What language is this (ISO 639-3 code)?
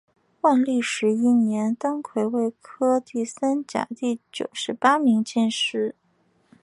zho